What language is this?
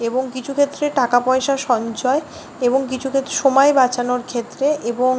Bangla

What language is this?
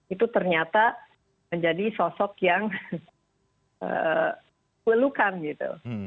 Indonesian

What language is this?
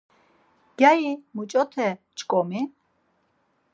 Laz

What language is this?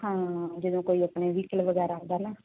Punjabi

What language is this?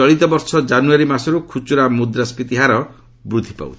Odia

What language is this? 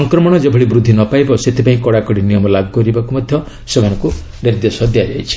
Odia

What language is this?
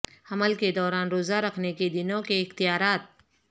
Urdu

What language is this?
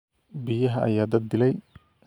Somali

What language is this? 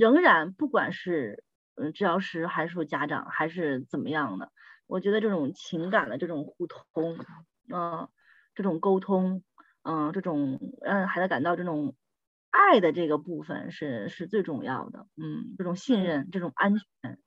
Chinese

